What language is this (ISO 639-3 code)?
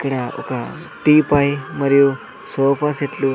tel